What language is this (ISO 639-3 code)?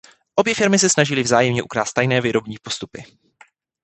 ces